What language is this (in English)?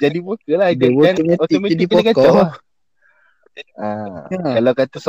Malay